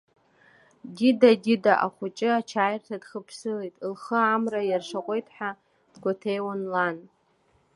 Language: Abkhazian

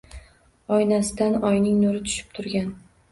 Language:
Uzbek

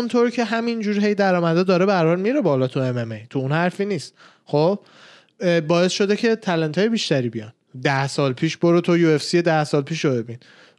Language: Persian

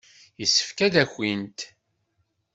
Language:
Kabyle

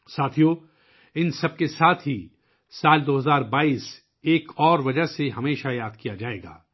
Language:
Urdu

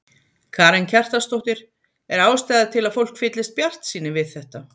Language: Icelandic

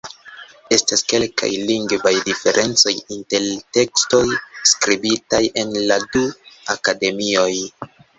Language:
Esperanto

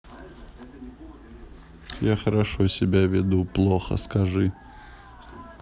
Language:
Russian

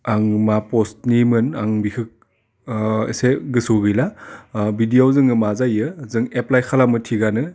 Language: Bodo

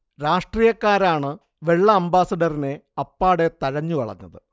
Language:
Malayalam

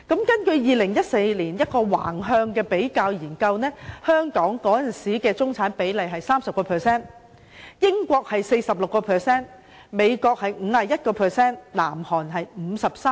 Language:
Cantonese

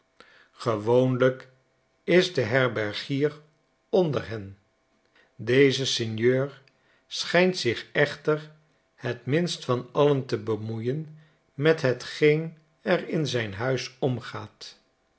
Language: Dutch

